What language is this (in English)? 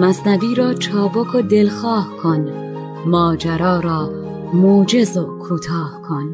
Persian